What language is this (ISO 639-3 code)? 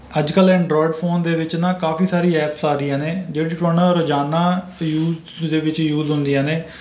pan